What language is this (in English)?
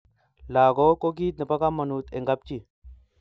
Kalenjin